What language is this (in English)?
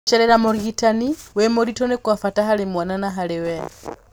Kikuyu